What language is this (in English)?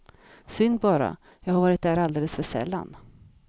Swedish